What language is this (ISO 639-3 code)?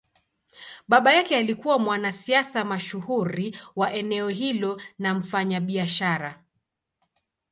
swa